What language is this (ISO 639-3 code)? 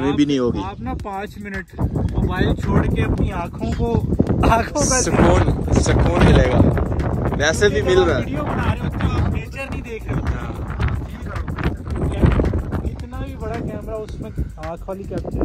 hin